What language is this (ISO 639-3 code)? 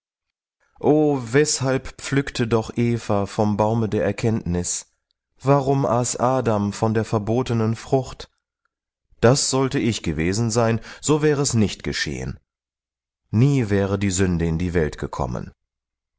deu